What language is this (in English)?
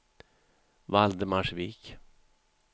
Swedish